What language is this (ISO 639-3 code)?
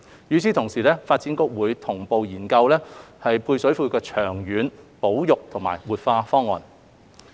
yue